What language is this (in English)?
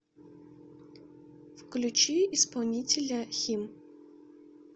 Russian